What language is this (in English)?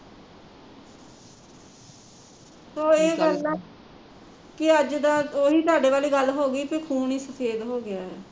Punjabi